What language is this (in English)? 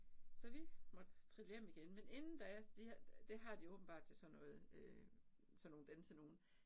Danish